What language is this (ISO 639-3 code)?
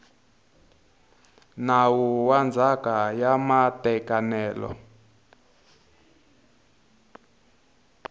tso